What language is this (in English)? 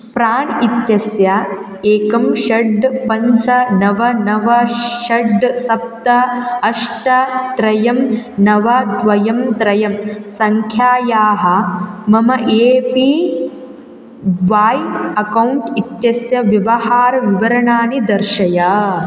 Sanskrit